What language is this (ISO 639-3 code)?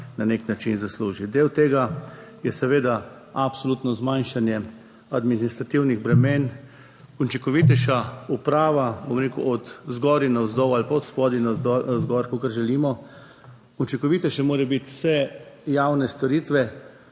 slv